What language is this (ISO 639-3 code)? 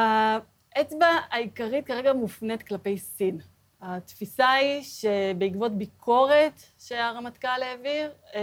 heb